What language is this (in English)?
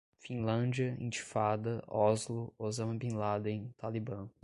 Portuguese